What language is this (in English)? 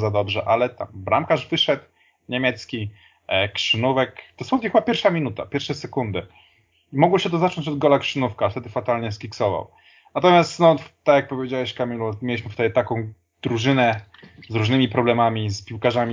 Polish